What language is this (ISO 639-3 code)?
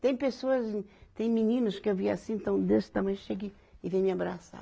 por